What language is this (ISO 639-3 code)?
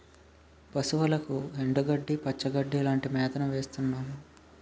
tel